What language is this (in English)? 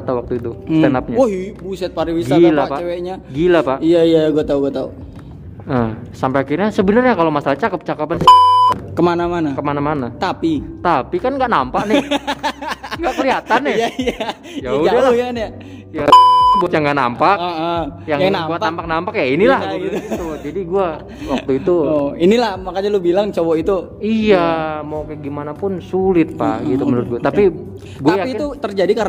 Indonesian